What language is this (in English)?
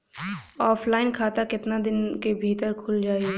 Bhojpuri